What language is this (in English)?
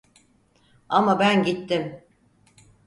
Turkish